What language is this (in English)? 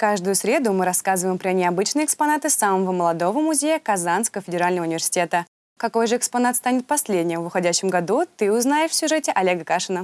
Russian